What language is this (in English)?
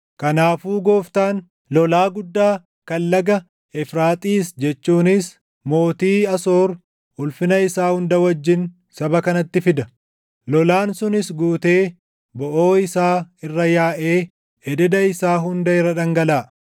Oromo